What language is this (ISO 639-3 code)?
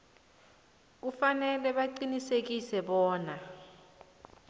nbl